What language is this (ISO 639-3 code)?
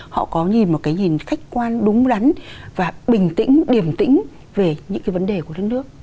vie